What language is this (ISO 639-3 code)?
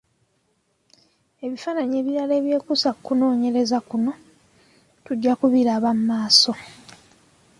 lug